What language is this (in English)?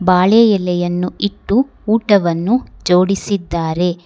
Kannada